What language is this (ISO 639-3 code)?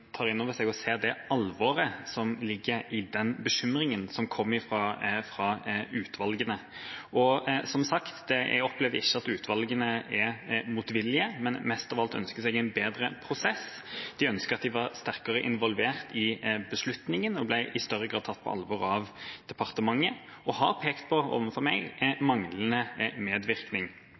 nob